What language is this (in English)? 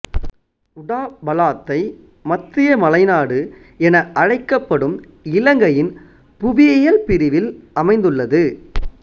Tamil